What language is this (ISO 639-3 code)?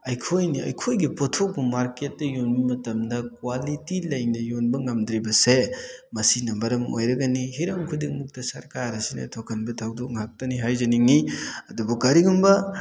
mni